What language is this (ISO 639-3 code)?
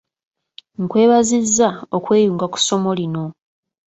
lug